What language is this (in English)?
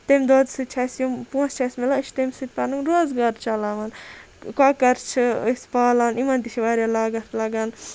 Kashmiri